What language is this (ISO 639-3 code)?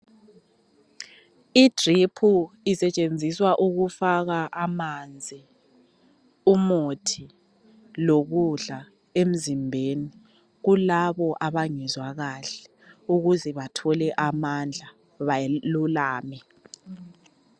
nde